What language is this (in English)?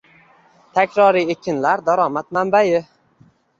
Uzbek